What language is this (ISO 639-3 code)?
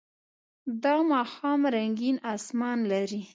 pus